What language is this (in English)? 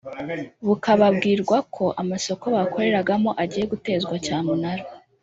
Kinyarwanda